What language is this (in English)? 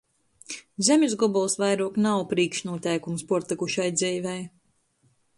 Latgalian